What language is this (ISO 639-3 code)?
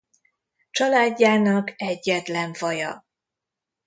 hun